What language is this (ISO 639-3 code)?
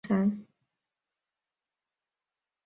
zho